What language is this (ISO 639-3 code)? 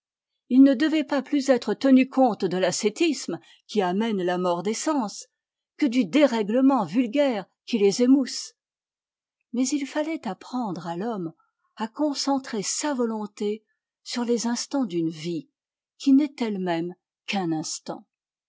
fra